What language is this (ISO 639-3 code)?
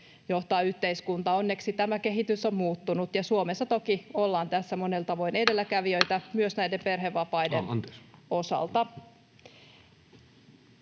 fin